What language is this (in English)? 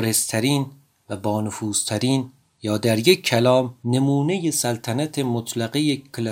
Persian